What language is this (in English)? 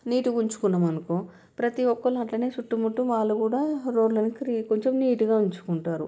Telugu